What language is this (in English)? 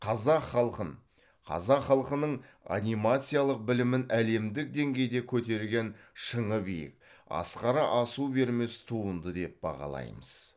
Kazakh